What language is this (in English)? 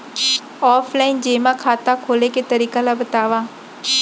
Chhattisgarhi